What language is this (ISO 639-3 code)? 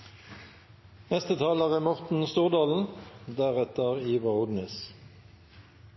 nno